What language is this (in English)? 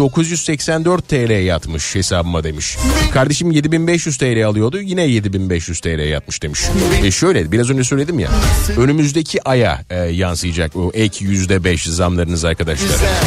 Turkish